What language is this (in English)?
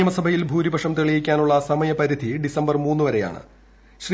Malayalam